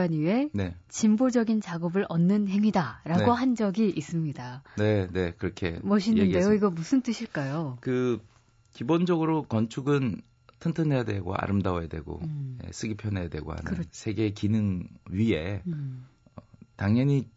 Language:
Korean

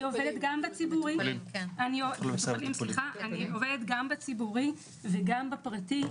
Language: Hebrew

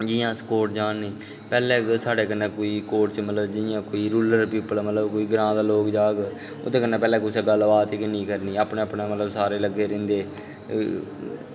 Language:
Dogri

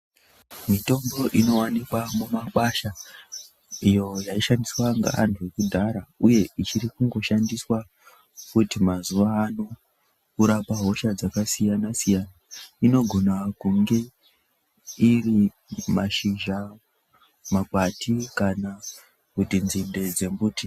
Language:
Ndau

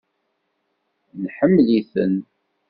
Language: Kabyle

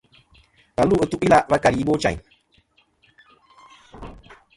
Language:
Kom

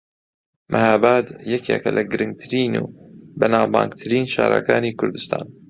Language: Central Kurdish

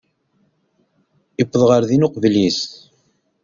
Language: Kabyle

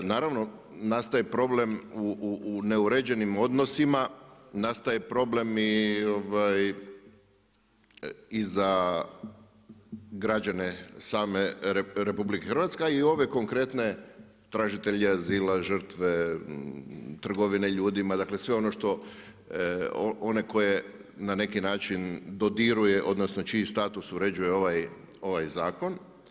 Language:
Croatian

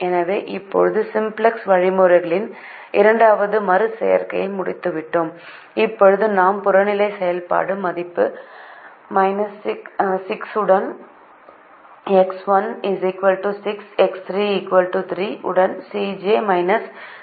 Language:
Tamil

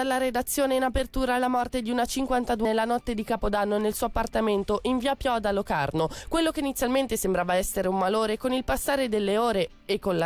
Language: Italian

